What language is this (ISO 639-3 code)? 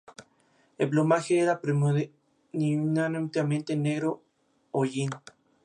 spa